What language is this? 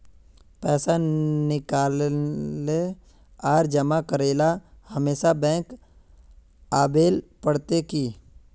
Magahi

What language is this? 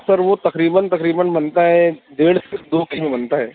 Urdu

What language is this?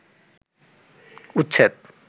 Bangla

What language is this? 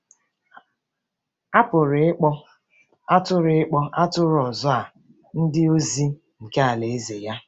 Igbo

